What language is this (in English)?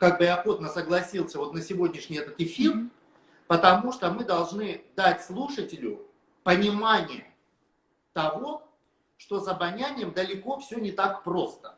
Russian